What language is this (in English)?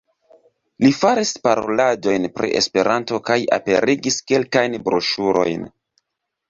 Esperanto